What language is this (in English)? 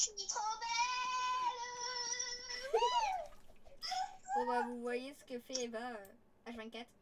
French